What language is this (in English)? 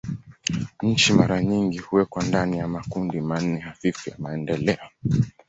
Swahili